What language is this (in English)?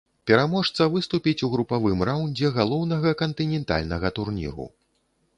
Belarusian